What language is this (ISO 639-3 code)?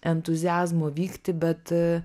lit